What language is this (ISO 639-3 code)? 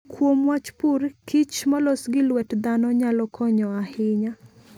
luo